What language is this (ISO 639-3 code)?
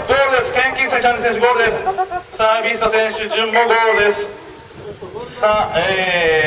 jpn